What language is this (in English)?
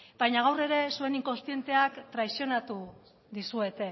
Basque